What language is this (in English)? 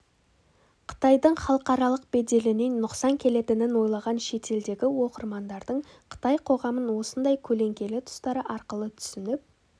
Kazakh